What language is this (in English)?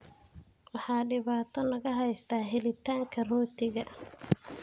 Somali